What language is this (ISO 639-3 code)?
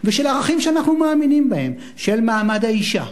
heb